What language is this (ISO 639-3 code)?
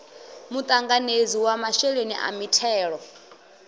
ven